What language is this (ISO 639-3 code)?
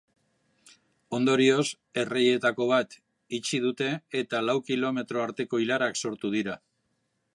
eus